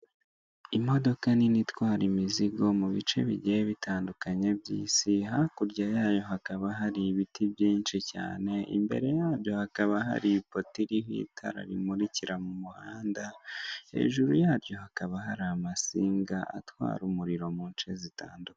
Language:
Kinyarwanda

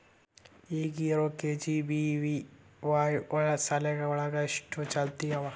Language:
Kannada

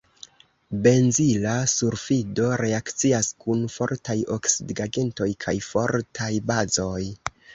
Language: Esperanto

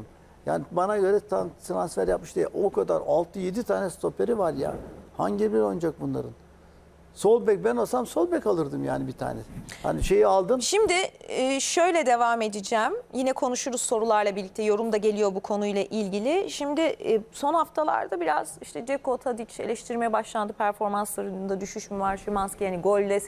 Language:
Turkish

